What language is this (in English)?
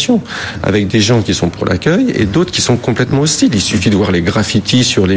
French